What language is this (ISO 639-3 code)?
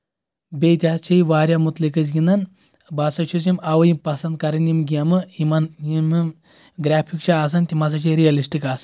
kas